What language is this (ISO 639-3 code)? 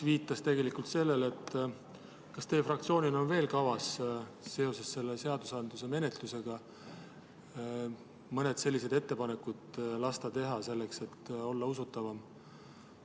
est